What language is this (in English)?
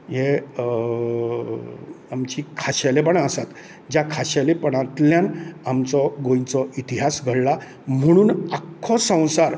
Konkani